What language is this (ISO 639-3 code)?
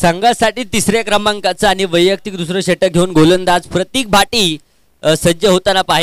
hin